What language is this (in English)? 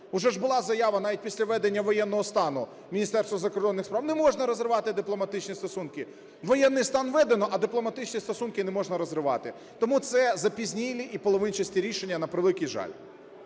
Ukrainian